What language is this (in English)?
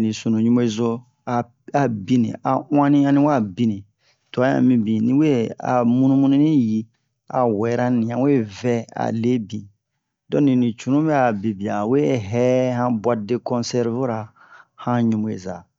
Bomu